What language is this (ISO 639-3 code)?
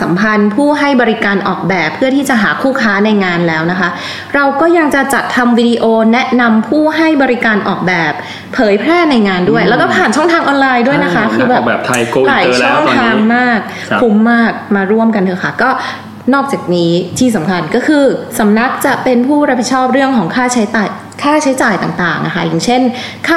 tha